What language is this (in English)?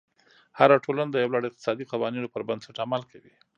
Pashto